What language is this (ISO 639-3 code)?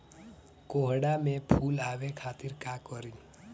bho